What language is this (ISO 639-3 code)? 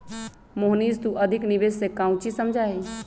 mag